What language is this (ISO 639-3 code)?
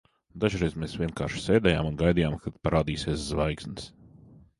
lav